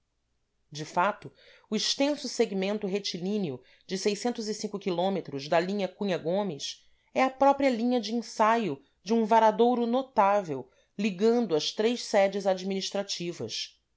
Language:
Portuguese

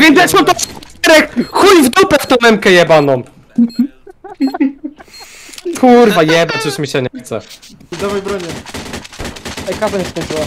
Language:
Polish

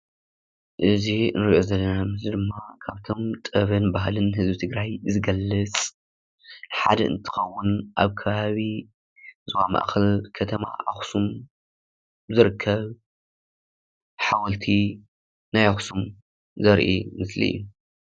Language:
Tigrinya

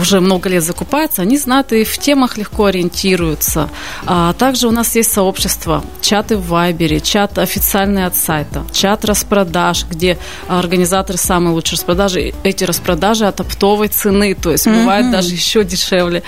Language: Russian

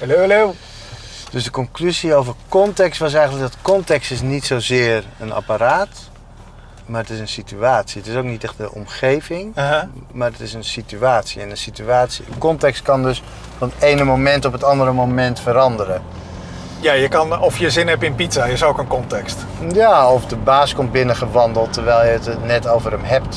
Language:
Dutch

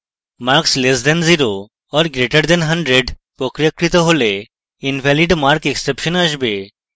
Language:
Bangla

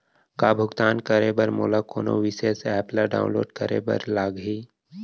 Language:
Chhattisgarhi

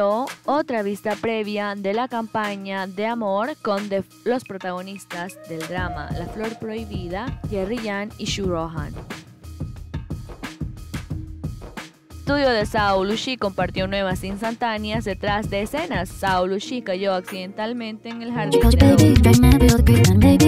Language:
Spanish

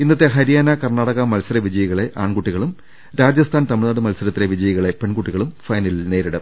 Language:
Malayalam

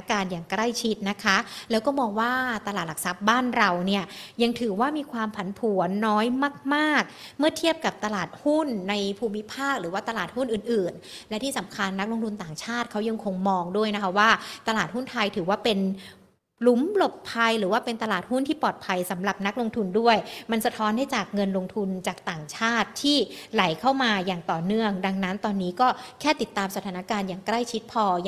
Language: Thai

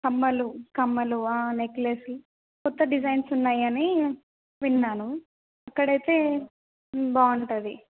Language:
Telugu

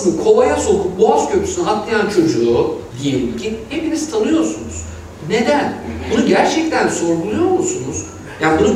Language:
Turkish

